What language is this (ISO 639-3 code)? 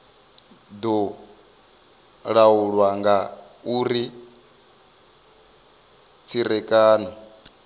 ven